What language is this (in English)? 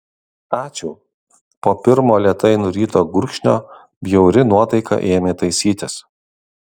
Lithuanian